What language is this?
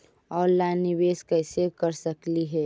Magahi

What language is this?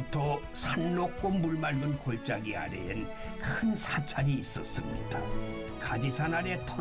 Korean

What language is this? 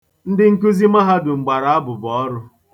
Igbo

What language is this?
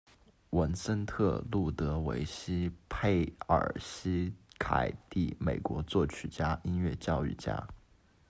Chinese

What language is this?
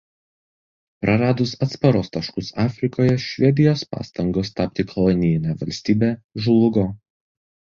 Lithuanian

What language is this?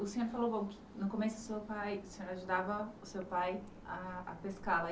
Portuguese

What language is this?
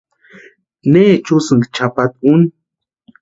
Western Highland Purepecha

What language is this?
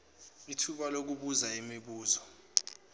Zulu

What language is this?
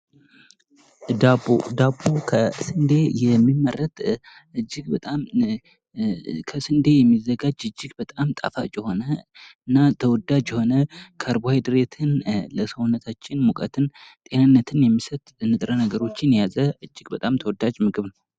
Amharic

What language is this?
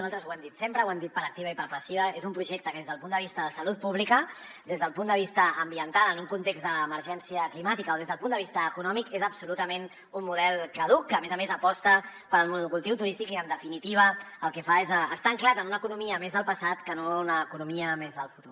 Catalan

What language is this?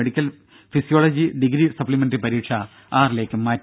Malayalam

